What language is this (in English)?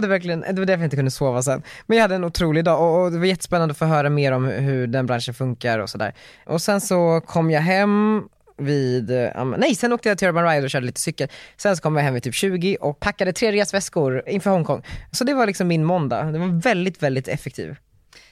Swedish